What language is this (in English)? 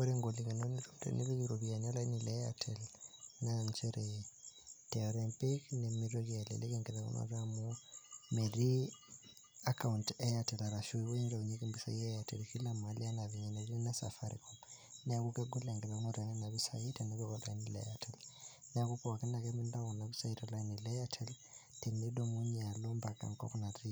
Masai